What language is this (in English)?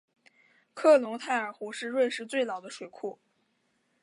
Chinese